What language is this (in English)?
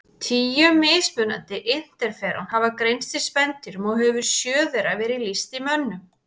Icelandic